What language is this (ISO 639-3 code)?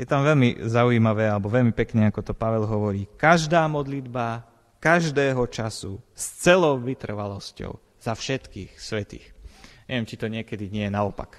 slk